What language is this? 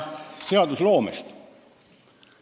Estonian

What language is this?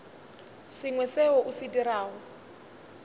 Northern Sotho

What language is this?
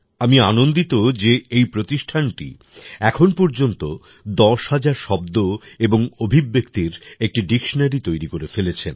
Bangla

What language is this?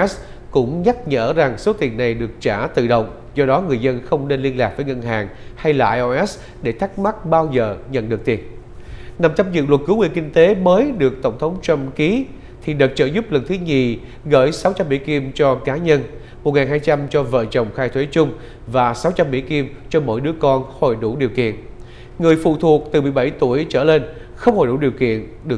Vietnamese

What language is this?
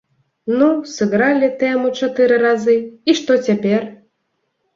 Belarusian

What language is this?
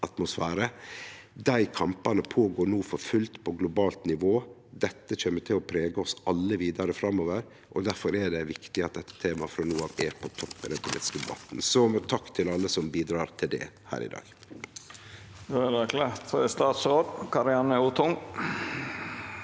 Norwegian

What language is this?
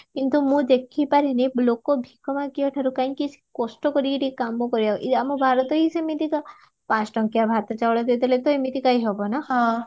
Odia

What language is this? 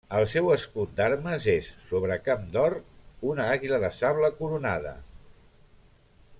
Catalan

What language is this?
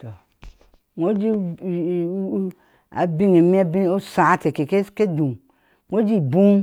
Ashe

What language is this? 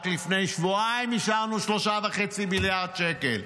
Hebrew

